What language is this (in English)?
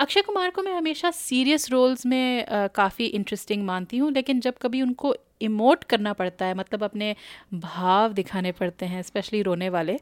Hindi